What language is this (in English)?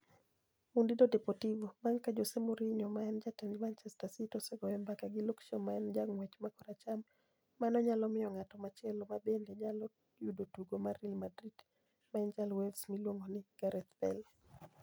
Luo (Kenya and Tanzania)